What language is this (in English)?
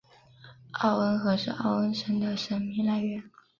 Chinese